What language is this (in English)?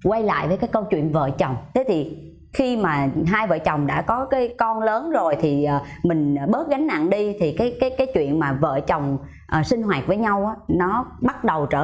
Vietnamese